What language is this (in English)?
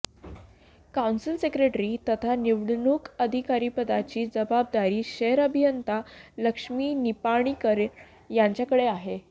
Marathi